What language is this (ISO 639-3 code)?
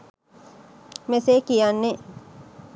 sin